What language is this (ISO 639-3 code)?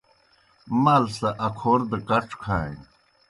plk